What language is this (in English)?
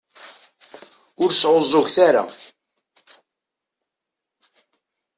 Kabyle